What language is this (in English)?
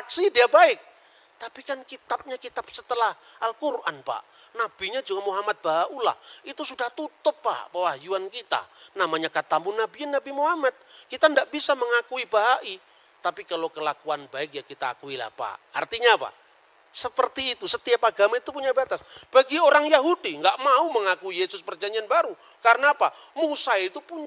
Indonesian